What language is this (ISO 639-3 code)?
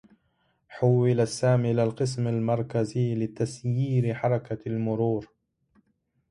ara